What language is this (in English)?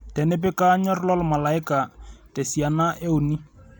Masai